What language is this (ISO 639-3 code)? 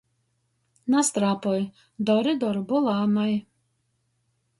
ltg